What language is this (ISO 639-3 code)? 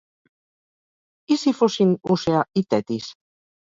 cat